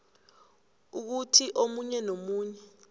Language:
South Ndebele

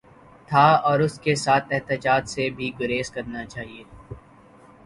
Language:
Urdu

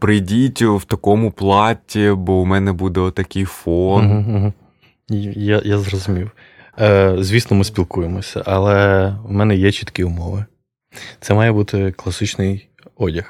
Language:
Ukrainian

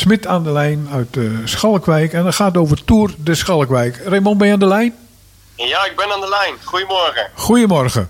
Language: Dutch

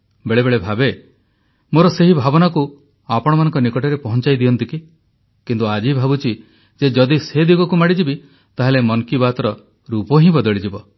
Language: Odia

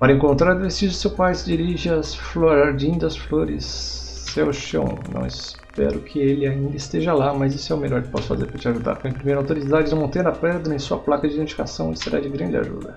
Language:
Portuguese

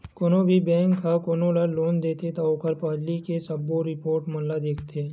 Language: Chhattisgarhi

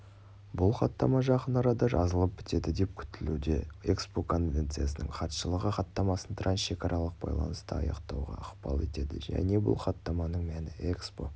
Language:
Kazakh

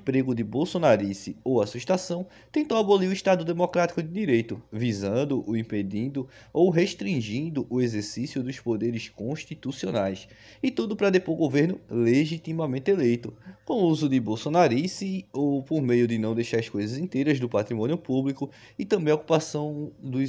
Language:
Portuguese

